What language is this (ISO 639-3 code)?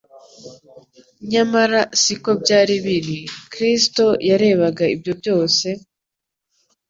kin